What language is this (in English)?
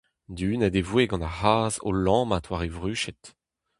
Breton